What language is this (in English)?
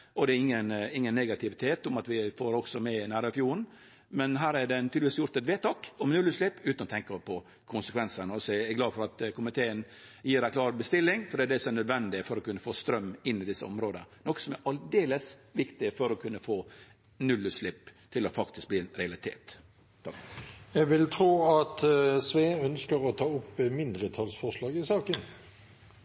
Norwegian